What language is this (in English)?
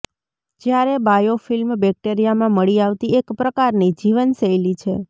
Gujarati